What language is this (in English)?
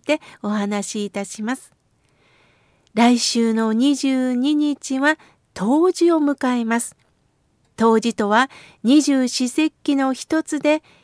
Japanese